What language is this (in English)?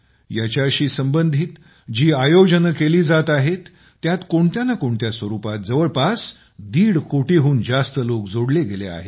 Marathi